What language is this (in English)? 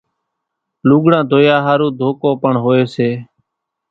Kachi Koli